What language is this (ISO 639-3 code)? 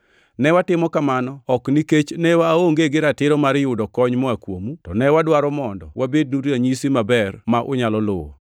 luo